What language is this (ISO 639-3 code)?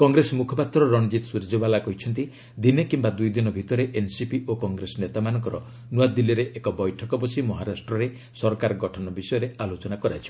ori